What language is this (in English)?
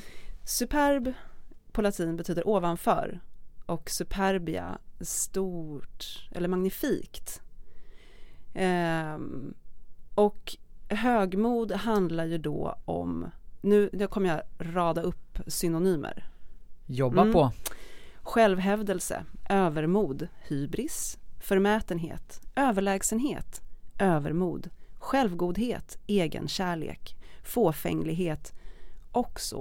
Swedish